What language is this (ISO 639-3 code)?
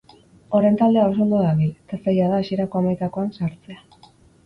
eus